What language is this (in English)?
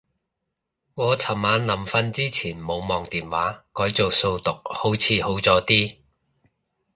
Cantonese